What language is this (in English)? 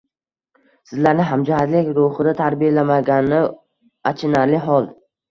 Uzbek